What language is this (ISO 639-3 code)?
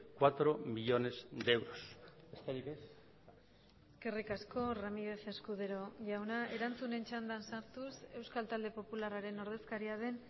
eus